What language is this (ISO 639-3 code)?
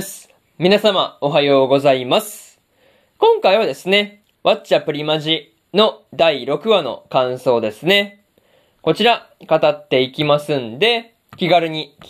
jpn